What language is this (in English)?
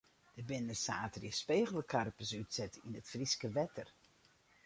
Western Frisian